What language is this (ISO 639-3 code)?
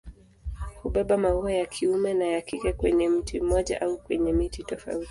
swa